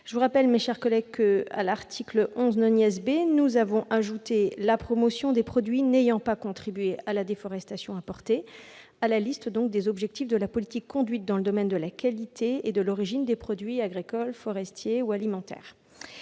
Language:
French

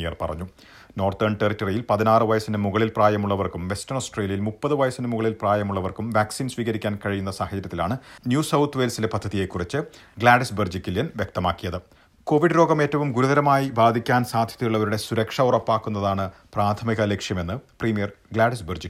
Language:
Malayalam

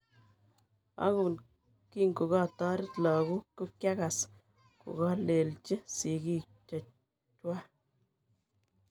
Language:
Kalenjin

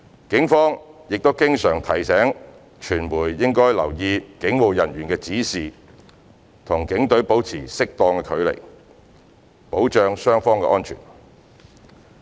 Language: Cantonese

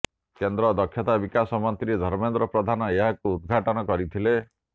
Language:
Odia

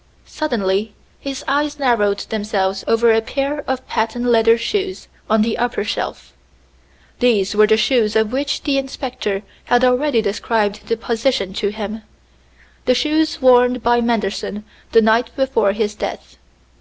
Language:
English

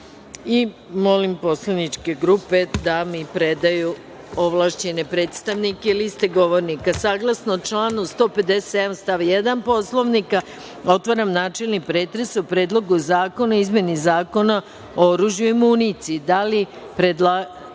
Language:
Serbian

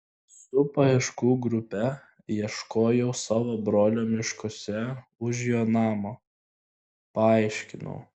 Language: Lithuanian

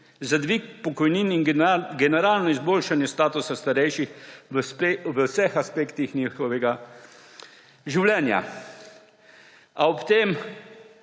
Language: Slovenian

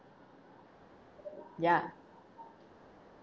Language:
English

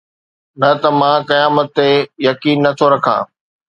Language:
Sindhi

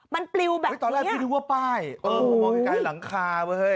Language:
Thai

